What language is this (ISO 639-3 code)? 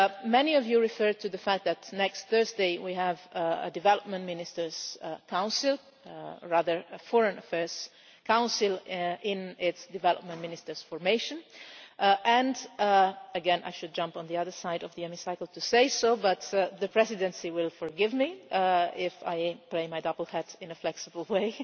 eng